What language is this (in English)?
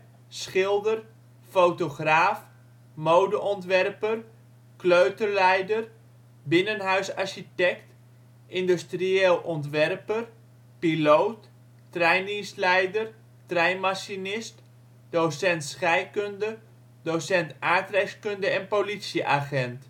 Dutch